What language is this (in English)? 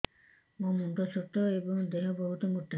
Odia